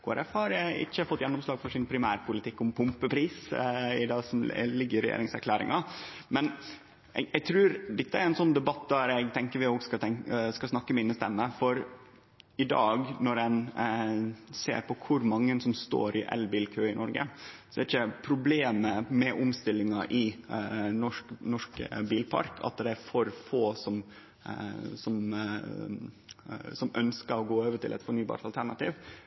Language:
Norwegian Nynorsk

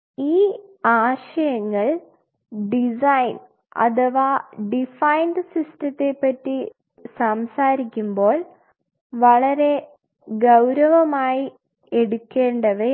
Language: Malayalam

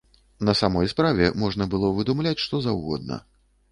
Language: Belarusian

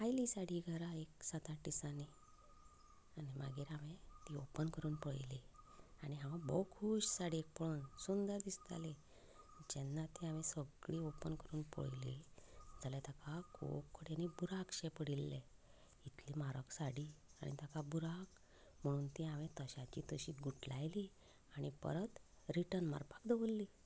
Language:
Konkani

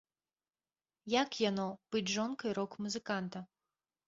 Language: Belarusian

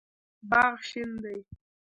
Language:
Pashto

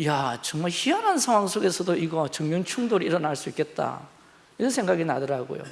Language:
Korean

